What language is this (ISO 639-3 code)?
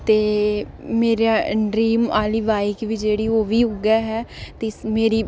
doi